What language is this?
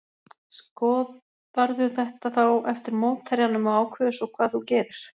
Icelandic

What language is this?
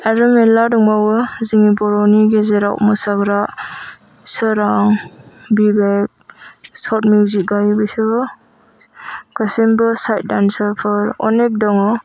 Bodo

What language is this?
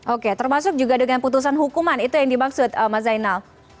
Indonesian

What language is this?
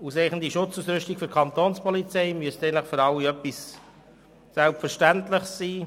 Swiss German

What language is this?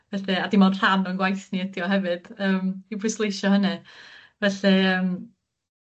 Welsh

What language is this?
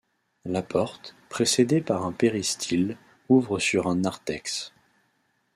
French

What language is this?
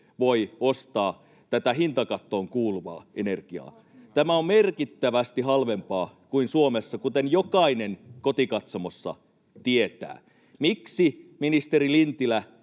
Finnish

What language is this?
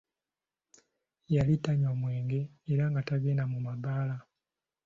Ganda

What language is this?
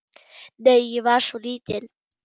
Icelandic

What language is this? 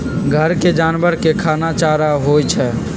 Magahi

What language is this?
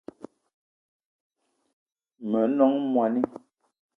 Eton (Cameroon)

